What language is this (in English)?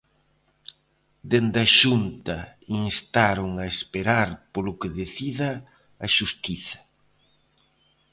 Galician